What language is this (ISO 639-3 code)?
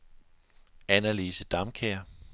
dan